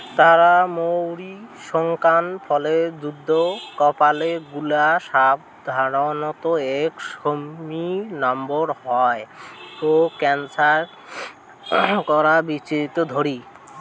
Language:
Bangla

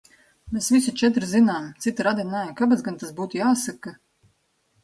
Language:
Latvian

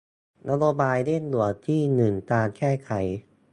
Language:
Thai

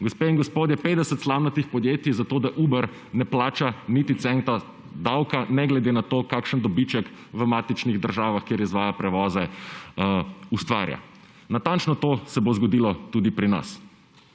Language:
Slovenian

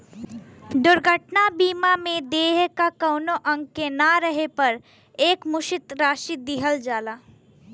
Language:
Bhojpuri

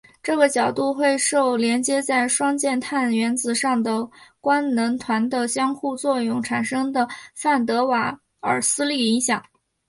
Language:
Chinese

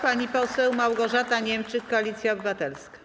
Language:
Polish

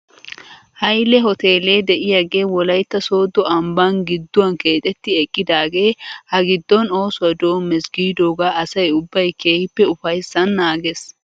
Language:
Wolaytta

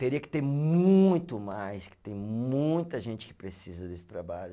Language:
Portuguese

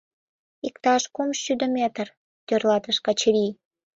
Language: Mari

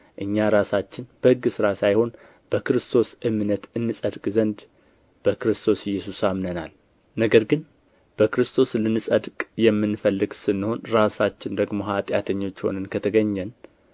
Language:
Amharic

